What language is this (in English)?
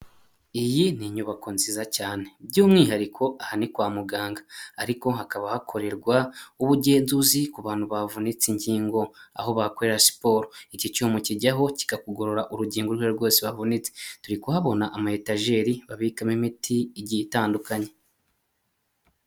Kinyarwanda